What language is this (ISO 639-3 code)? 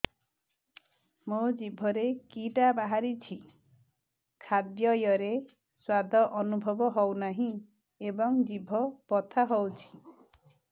ori